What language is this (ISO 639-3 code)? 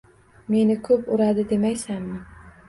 uzb